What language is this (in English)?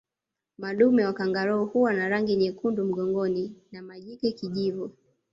Swahili